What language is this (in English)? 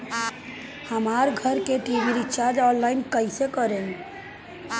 Bhojpuri